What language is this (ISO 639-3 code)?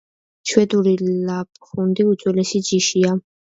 kat